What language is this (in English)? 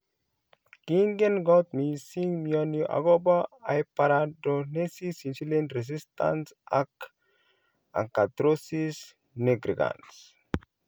Kalenjin